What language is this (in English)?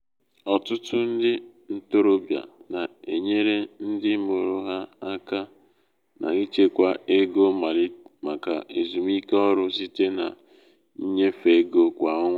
Igbo